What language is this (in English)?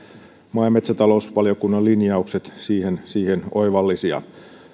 Finnish